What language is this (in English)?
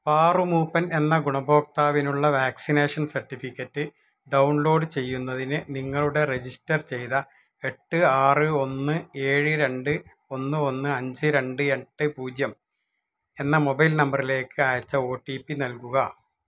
Malayalam